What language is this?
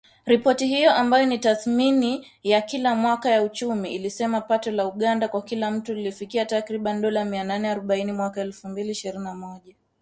Swahili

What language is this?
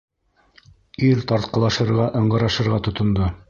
Bashkir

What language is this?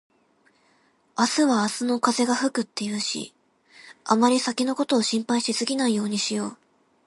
Japanese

